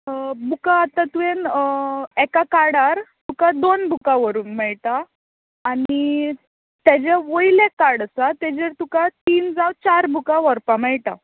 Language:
Konkani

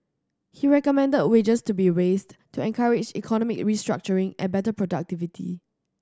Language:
English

